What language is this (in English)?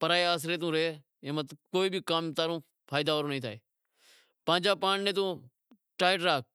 Wadiyara Koli